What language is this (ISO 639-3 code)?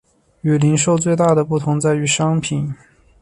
zho